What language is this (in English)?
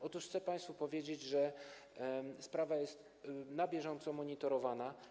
Polish